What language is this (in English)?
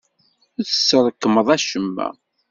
Kabyle